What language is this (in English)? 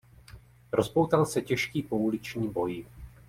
Czech